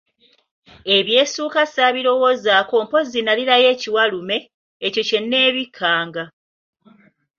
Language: Ganda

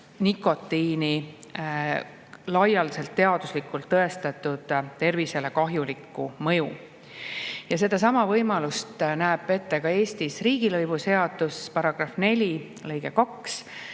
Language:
Estonian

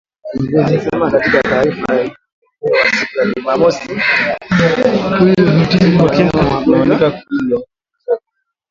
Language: Swahili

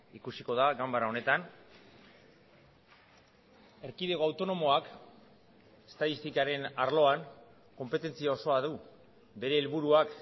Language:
Basque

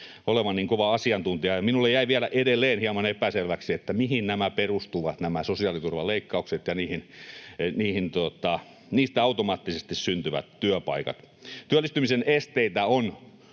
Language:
Finnish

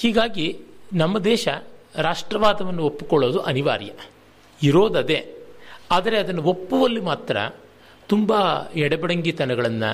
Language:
Kannada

